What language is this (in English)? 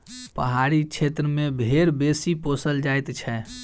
Maithili